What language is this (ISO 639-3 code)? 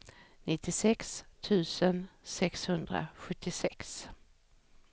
swe